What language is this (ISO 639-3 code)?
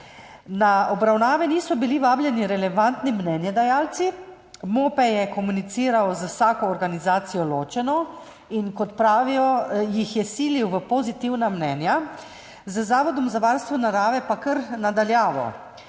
slv